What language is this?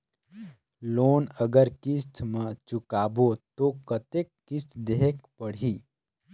Chhattisgarhi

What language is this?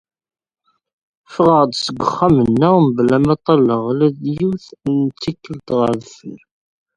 Kabyle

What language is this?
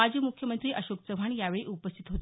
Marathi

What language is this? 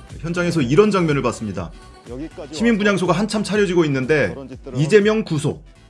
Korean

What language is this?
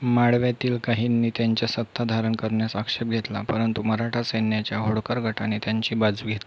Marathi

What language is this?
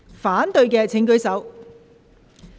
Cantonese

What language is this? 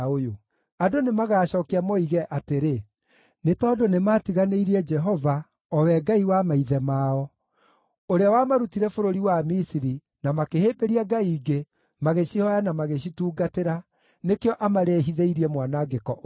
Kikuyu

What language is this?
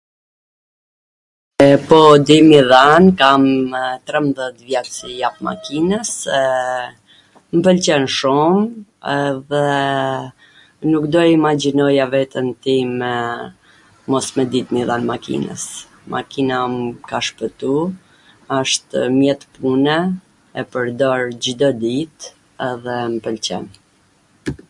Gheg Albanian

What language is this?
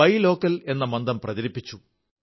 Malayalam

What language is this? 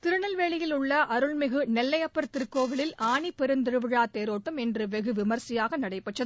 Tamil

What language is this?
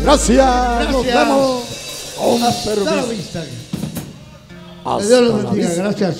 Spanish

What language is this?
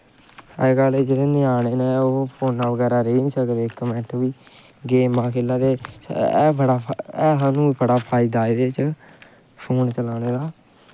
Dogri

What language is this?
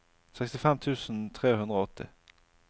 Norwegian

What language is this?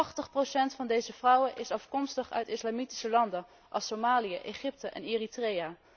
Dutch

